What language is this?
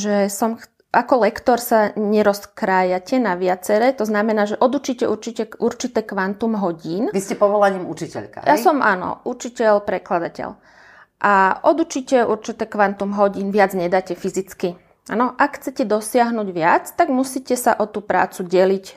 Slovak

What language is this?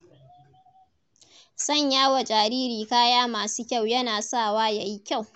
Hausa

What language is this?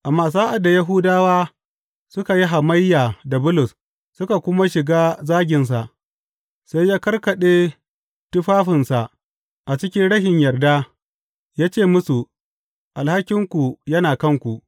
Hausa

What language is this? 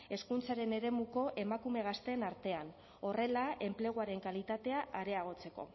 Basque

